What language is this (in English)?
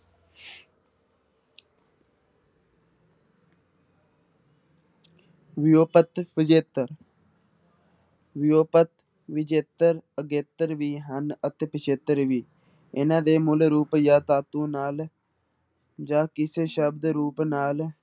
Punjabi